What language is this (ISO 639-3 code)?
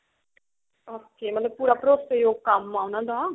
pan